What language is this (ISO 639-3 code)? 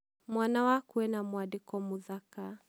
kik